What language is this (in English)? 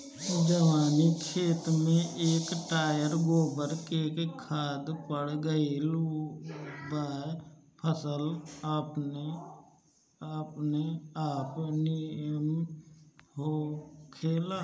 Bhojpuri